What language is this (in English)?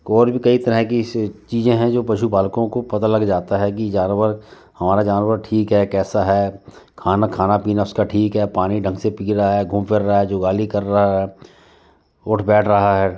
Hindi